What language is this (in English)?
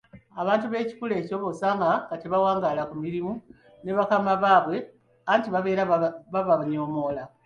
Ganda